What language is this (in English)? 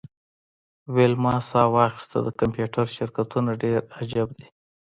Pashto